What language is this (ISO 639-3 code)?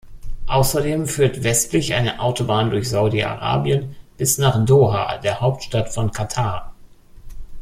deu